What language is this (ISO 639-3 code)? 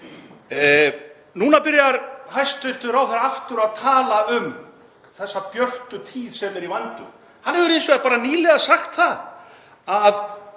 isl